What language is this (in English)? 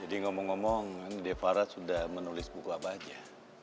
Indonesian